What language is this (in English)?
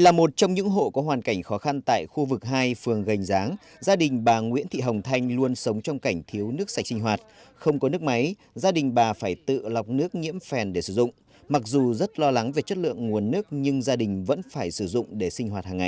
Vietnamese